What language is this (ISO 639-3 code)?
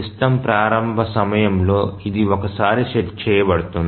tel